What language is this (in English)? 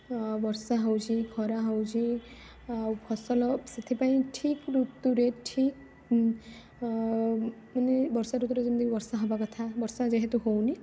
Odia